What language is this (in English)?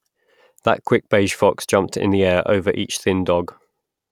English